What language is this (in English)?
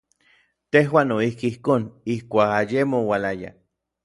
Orizaba Nahuatl